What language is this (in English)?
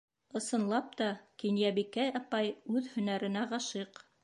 Bashkir